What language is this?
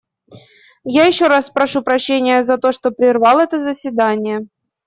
Russian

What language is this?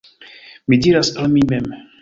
Esperanto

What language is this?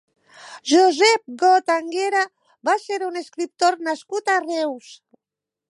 Catalan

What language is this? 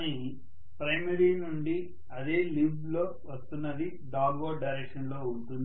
Telugu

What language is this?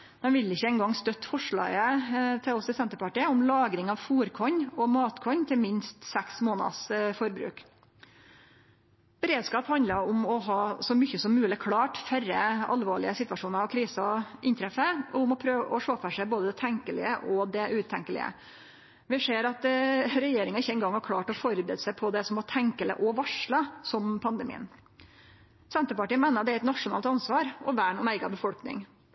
Norwegian Nynorsk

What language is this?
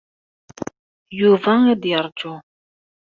Kabyle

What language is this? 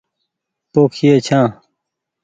Goaria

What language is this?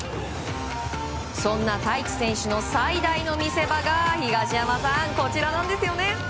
Japanese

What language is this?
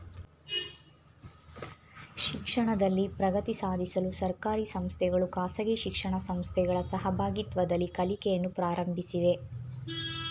Kannada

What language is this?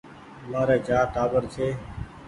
Goaria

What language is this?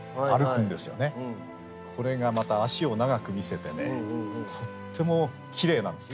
Japanese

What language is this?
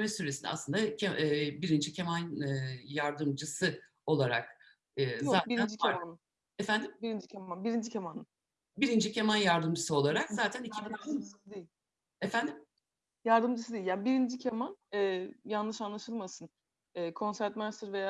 Turkish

